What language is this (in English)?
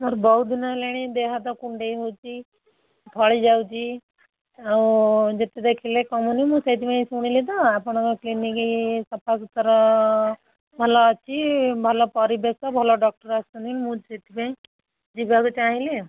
Odia